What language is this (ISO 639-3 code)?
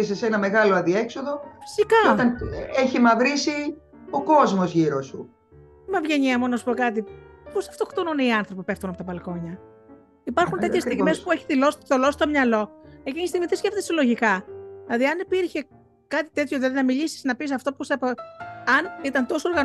ell